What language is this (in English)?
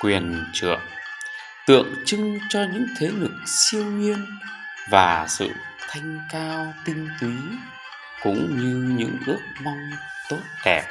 Vietnamese